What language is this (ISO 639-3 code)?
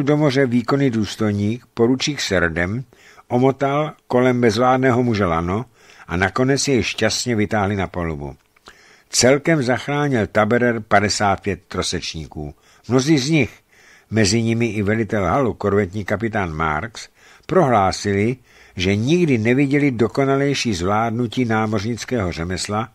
ces